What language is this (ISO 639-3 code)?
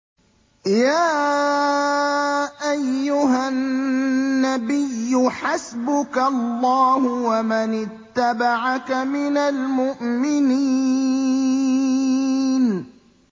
ara